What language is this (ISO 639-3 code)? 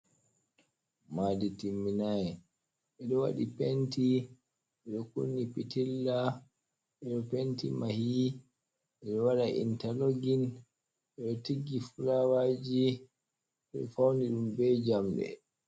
ful